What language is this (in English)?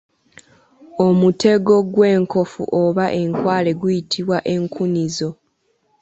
Ganda